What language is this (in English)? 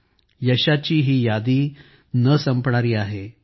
Marathi